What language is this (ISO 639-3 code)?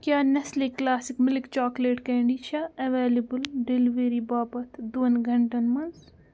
kas